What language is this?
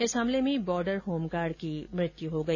Hindi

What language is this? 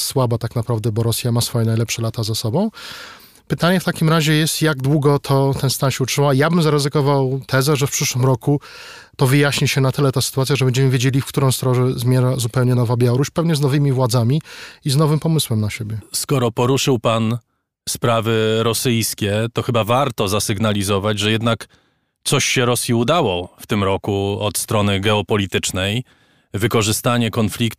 Polish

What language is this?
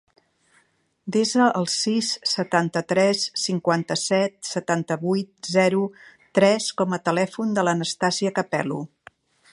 Catalan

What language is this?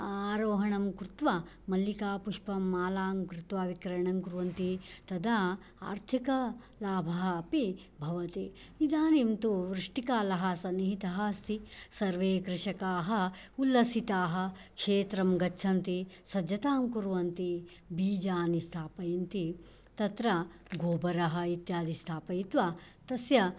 Sanskrit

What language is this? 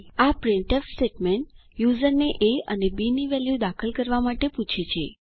Gujarati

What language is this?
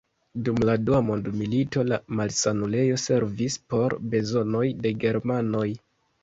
Esperanto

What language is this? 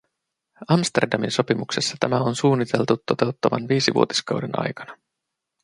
Finnish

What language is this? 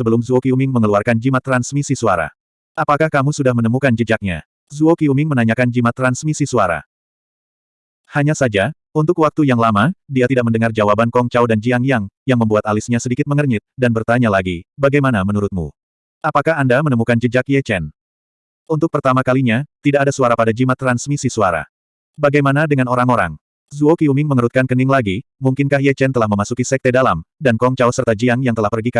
Indonesian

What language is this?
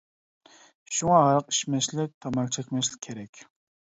Uyghur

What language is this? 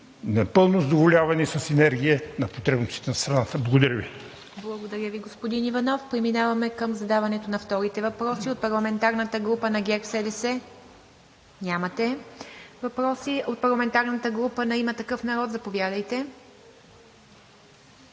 Bulgarian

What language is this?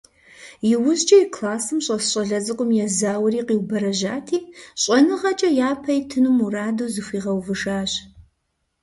Kabardian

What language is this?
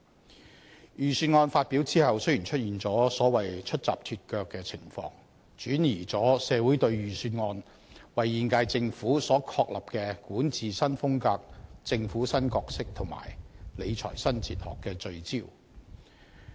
Cantonese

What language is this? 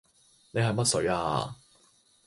Cantonese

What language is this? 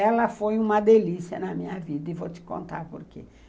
Portuguese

